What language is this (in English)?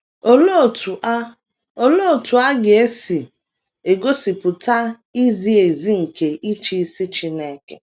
Igbo